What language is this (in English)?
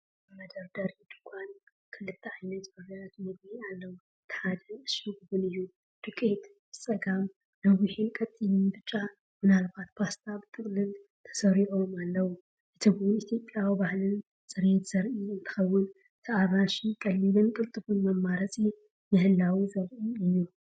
Tigrinya